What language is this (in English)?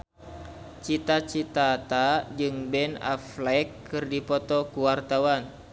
Sundanese